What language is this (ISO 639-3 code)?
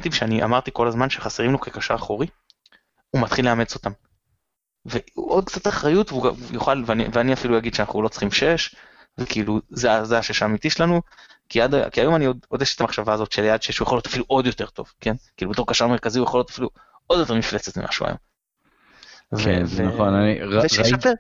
heb